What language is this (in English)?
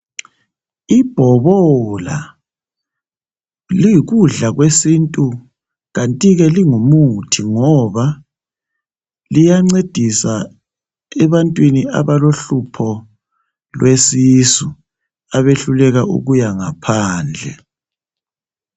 North Ndebele